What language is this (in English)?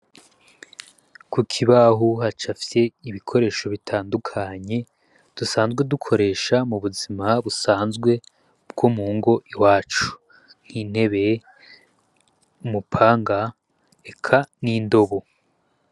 Rundi